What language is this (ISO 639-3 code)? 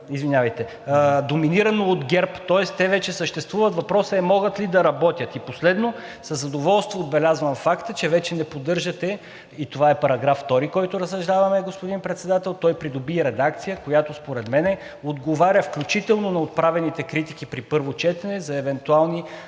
bul